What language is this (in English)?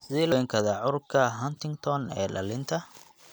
Somali